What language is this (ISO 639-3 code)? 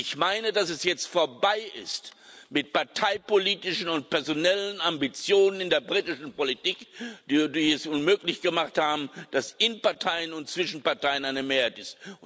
deu